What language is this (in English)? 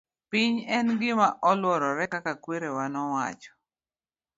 Luo (Kenya and Tanzania)